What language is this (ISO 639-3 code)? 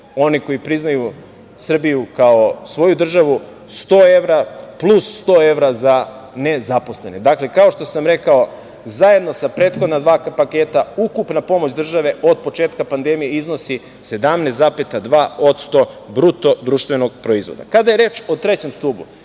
srp